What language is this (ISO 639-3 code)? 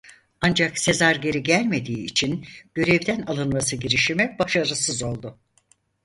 tur